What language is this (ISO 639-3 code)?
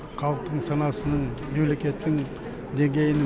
kaz